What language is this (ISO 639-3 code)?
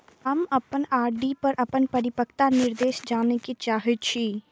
mai